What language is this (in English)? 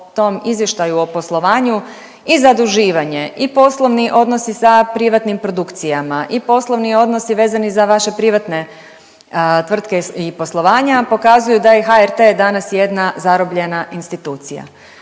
Croatian